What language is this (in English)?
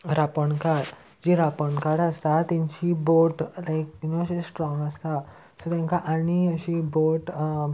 Konkani